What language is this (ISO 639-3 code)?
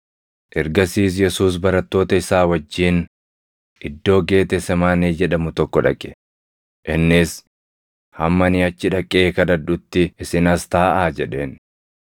orm